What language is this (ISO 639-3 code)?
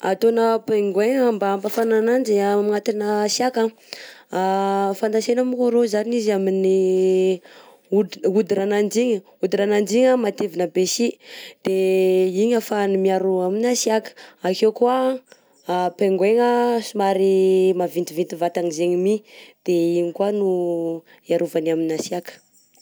bzc